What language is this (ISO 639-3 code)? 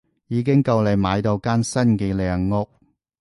yue